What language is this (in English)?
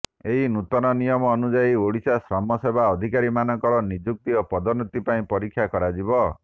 Odia